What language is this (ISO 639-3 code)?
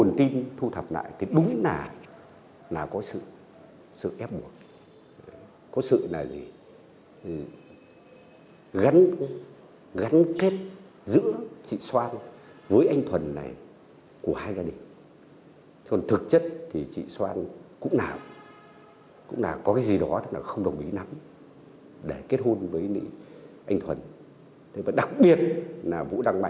vie